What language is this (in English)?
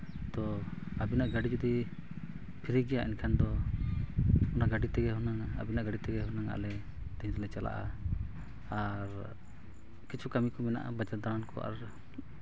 Santali